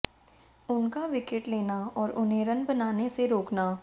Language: Hindi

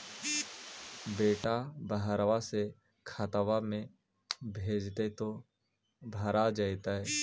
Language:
Magahi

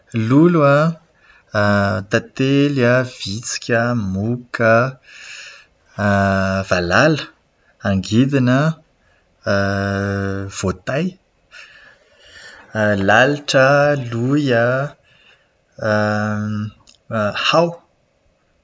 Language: Malagasy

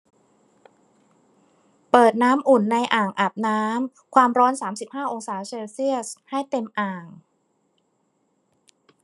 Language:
Thai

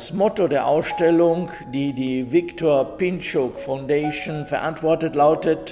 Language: German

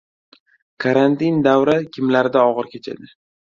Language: Uzbek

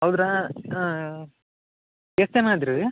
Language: Kannada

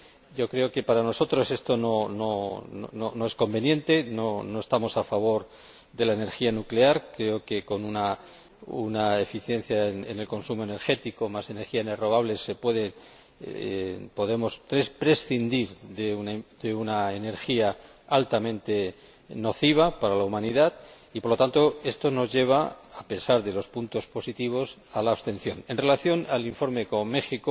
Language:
Spanish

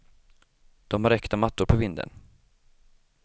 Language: Swedish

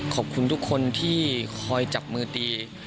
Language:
Thai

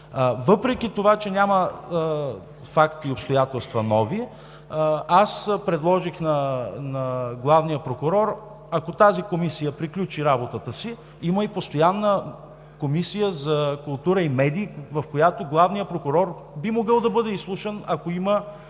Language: Bulgarian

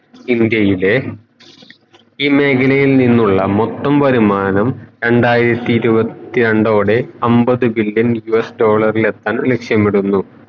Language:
Malayalam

